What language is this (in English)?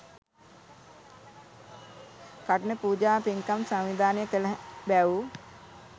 Sinhala